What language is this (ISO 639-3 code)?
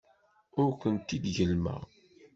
kab